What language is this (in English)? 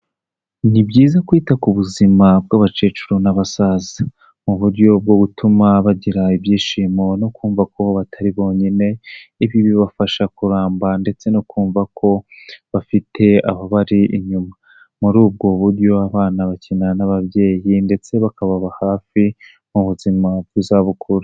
Kinyarwanda